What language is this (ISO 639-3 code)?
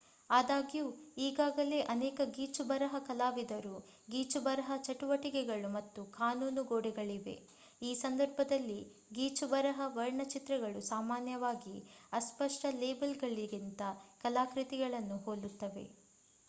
kan